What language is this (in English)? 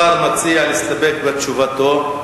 Hebrew